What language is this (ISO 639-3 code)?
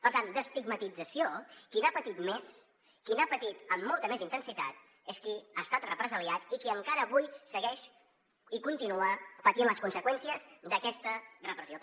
cat